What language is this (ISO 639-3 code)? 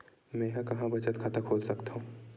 hne